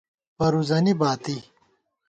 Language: Gawar-Bati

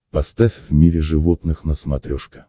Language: Russian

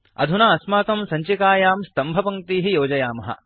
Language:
Sanskrit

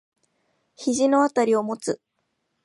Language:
Japanese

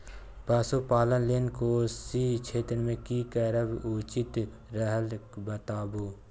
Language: Maithili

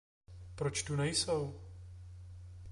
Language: Czech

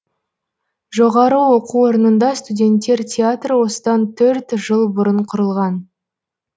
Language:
Kazakh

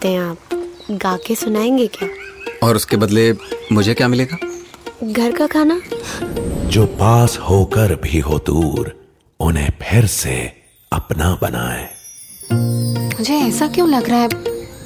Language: Hindi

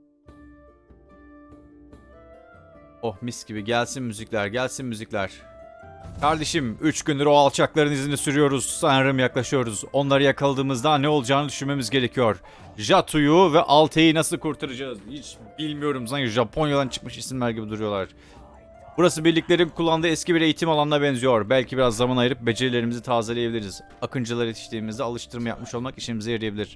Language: Turkish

